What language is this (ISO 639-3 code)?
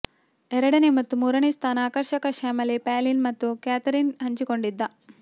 kan